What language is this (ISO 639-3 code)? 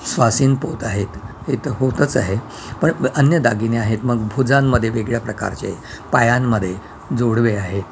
mar